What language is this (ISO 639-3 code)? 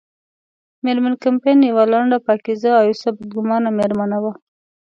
pus